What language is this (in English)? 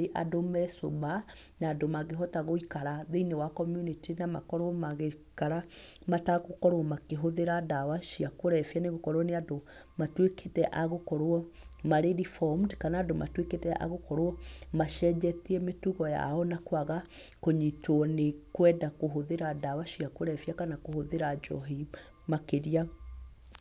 Kikuyu